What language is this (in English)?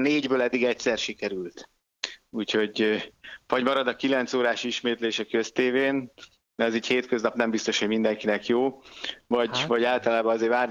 Hungarian